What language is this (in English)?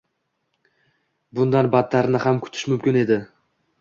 Uzbek